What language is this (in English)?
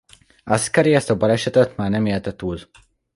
Hungarian